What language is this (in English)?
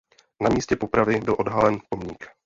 Czech